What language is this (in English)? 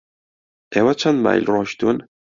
Central Kurdish